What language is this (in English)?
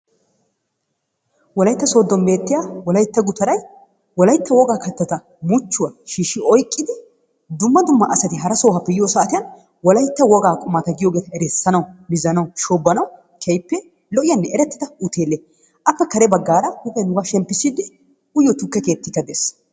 Wolaytta